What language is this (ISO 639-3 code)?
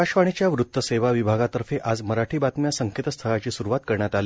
mar